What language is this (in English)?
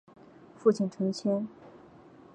Chinese